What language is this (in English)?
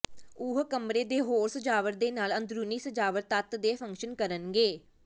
Punjabi